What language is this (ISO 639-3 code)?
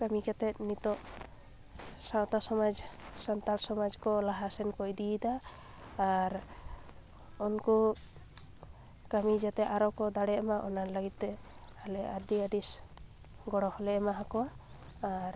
sat